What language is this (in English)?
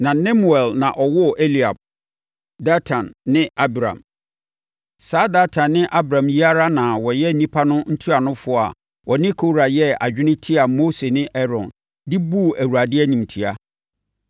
Akan